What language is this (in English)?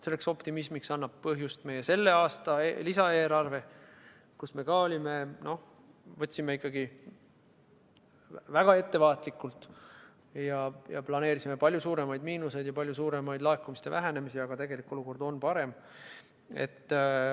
Estonian